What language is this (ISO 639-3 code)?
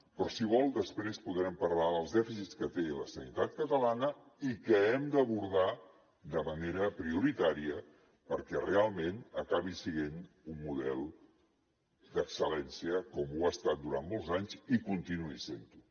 cat